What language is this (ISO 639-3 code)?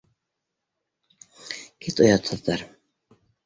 bak